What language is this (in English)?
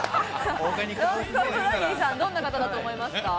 Japanese